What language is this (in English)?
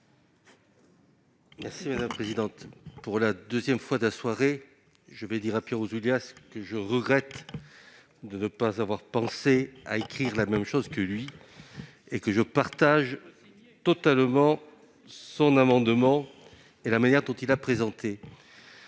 French